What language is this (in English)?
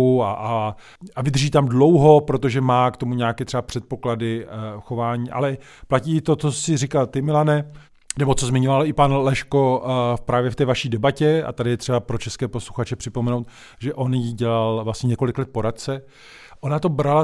Czech